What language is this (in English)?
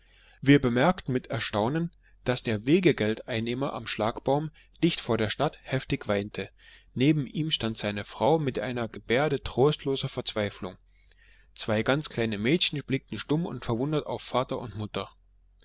German